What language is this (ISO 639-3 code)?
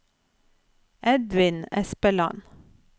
nor